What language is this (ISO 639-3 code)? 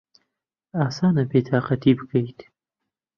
ckb